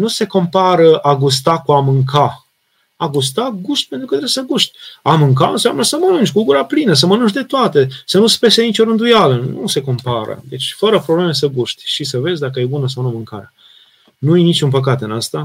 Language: Romanian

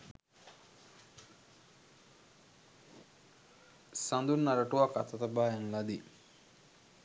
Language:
Sinhala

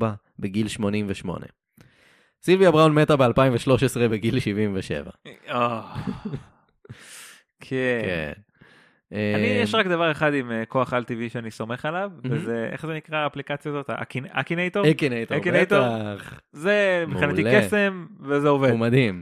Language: Hebrew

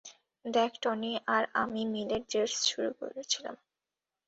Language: Bangla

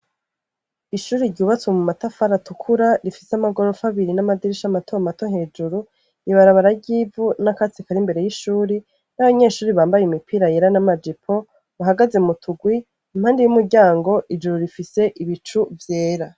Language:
Rundi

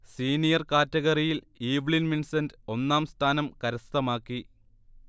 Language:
Malayalam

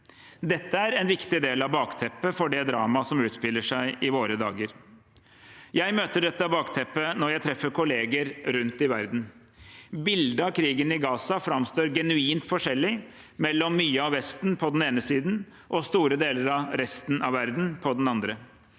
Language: Norwegian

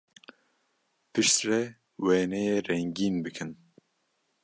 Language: Kurdish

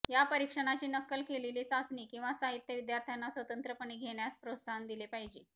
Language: Marathi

